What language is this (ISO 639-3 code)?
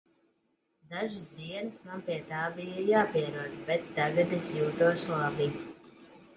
lav